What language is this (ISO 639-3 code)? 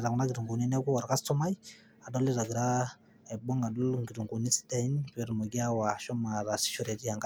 mas